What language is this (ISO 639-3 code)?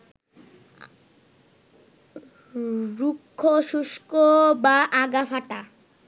ben